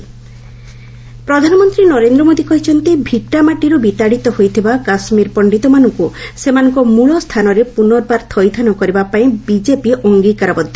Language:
Odia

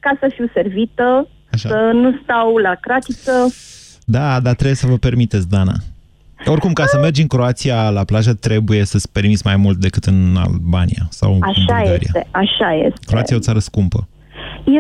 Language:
Romanian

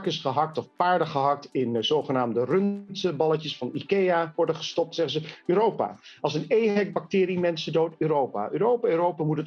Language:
Dutch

